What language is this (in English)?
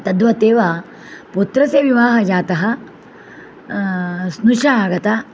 Sanskrit